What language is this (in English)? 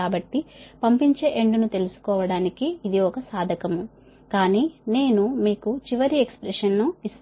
Telugu